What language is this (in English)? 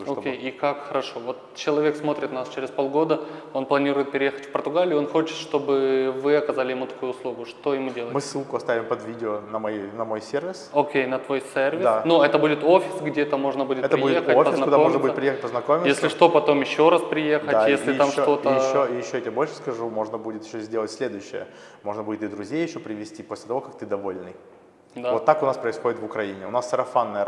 Russian